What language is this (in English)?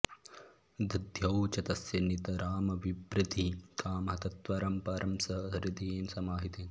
Sanskrit